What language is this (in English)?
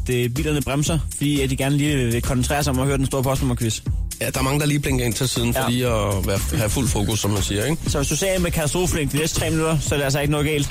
Danish